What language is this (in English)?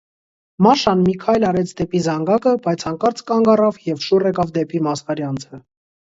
Armenian